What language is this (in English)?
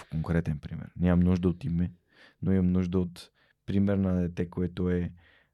Bulgarian